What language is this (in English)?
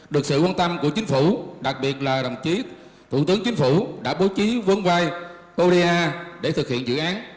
Vietnamese